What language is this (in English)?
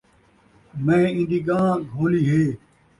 Saraiki